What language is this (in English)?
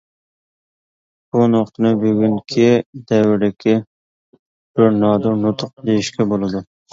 Uyghur